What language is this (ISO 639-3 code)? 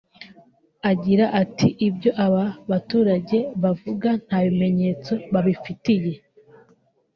kin